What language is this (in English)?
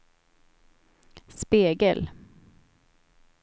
Swedish